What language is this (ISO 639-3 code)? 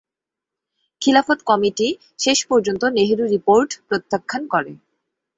ben